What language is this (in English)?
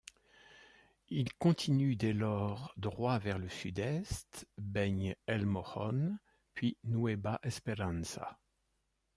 French